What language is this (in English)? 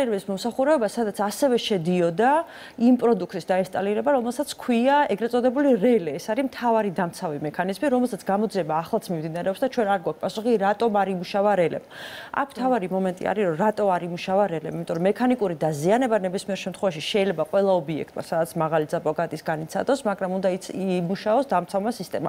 Romanian